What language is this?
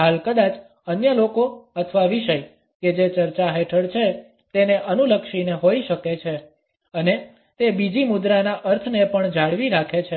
Gujarati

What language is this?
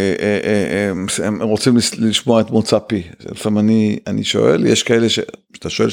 Hebrew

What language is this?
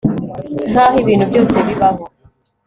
Kinyarwanda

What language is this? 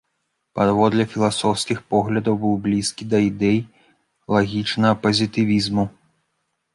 Belarusian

